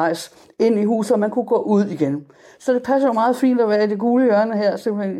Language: Danish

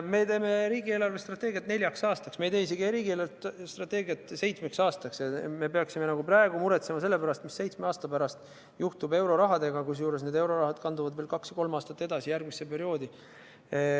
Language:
Estonian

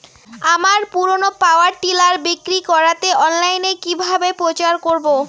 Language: Bangla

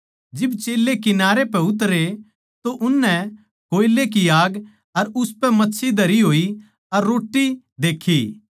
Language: Haryanvi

